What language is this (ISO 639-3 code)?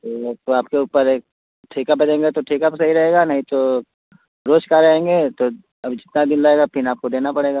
hin